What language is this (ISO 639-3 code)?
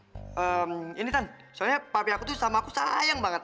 ind